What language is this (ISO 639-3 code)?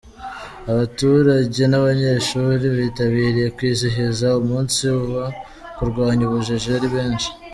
kin